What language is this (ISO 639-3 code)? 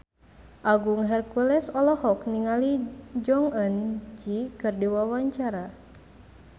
sun